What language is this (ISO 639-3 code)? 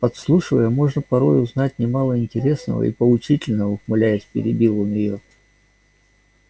rus